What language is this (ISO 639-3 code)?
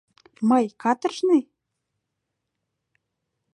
chm